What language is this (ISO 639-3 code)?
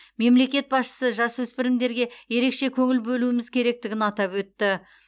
kaz